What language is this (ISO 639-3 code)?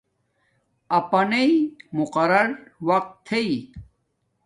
dmk